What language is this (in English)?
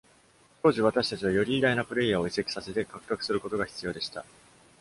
Japanese